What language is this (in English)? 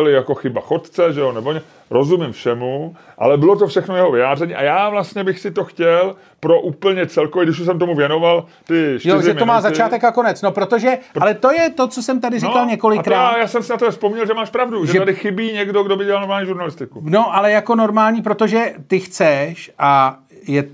Czech